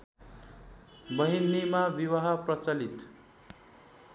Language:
Nepali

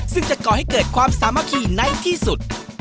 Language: Thai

